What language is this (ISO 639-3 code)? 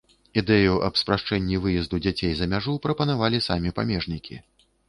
bel